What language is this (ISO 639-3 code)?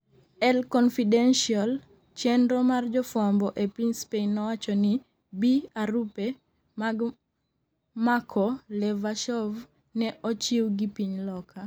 luo